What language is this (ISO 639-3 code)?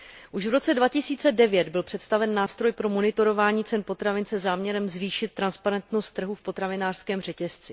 ces